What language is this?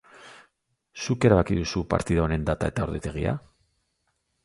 Basque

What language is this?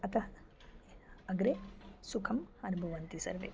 Sanskrit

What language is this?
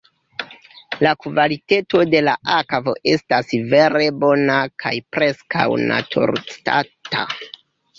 Esperanto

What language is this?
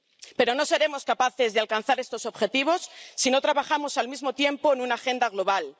Spanish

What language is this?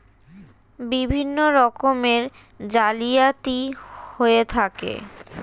Bangla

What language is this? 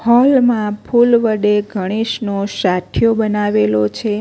Gujarati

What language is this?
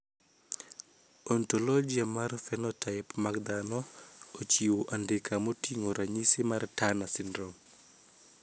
Luo (Kenya and Tanzania)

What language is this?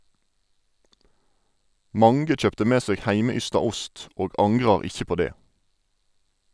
Norwegian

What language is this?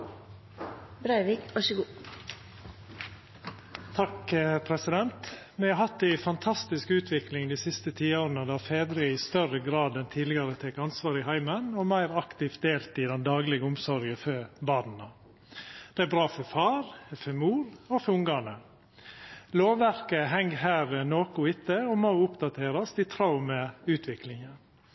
Norwegian Nynorsk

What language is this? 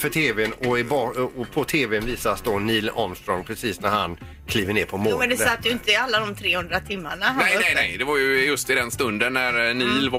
Swedish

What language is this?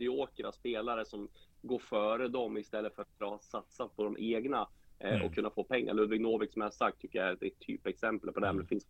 Swedish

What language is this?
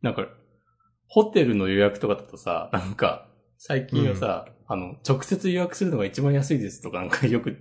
Japanese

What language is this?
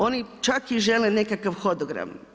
Croatian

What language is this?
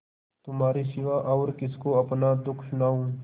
Hindi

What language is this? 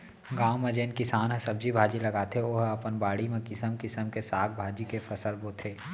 Chhattisgarhi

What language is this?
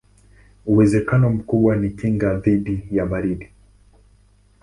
Swahili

